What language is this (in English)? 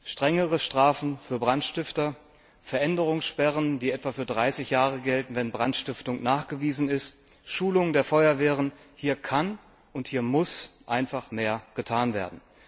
German